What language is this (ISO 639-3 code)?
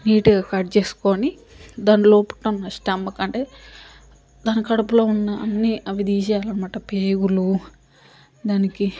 tel